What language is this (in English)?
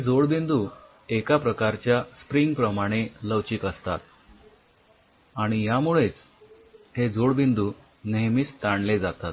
Marathi